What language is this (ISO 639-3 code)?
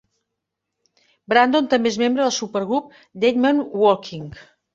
cat